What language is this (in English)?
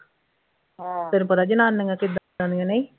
Punjabi